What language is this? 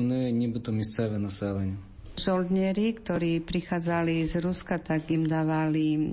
Slovak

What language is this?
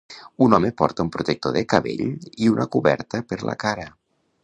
Catalan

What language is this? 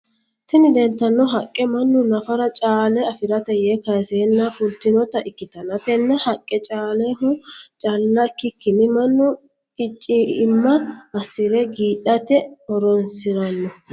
Sidamo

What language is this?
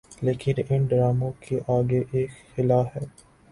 Urdu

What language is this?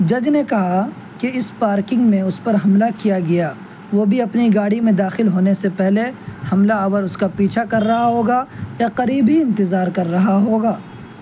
Urdu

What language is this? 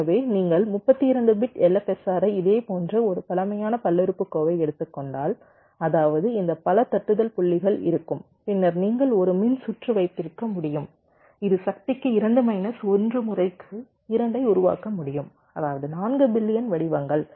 Tamil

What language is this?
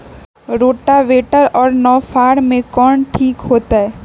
Magahi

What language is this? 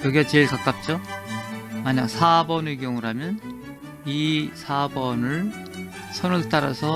Korean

